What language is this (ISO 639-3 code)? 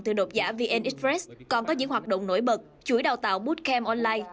vie